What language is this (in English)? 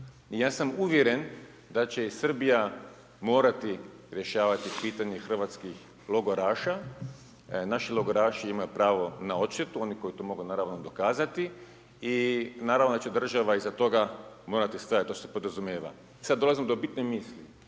Croatian